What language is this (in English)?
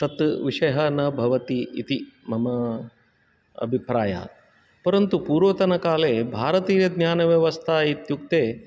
Sanskrit